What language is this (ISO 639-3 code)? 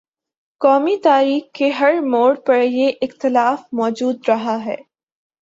urd